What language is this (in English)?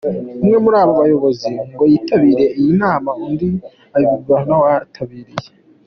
Kinyarwanda